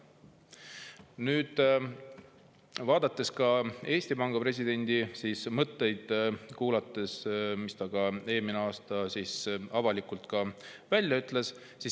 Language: Estonian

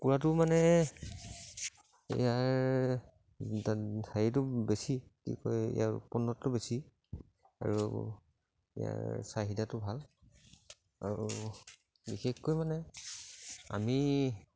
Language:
Assamese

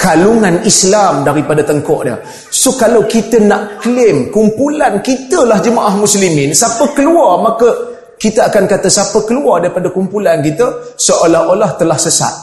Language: Malay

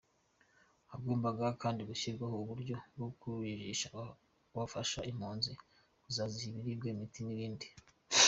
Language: Kinyarwanda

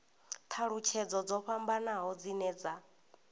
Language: Venda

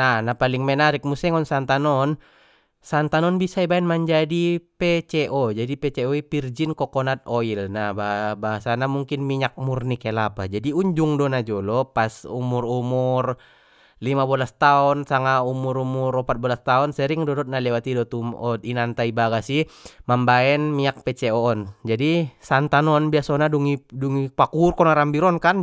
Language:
Batak Mandailing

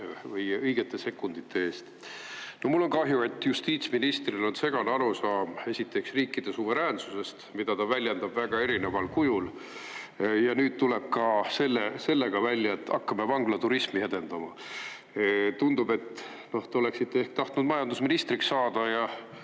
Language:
Estonian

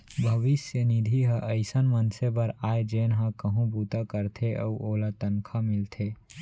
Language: Chhattisgarhi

